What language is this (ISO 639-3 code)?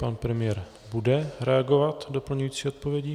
ces